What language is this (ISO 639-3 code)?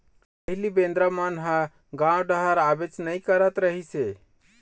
hne